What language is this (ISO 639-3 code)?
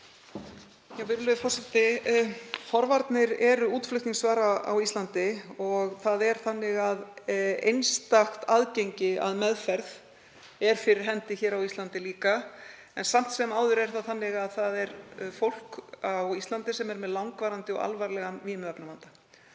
isl